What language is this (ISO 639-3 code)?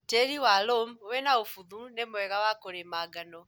kik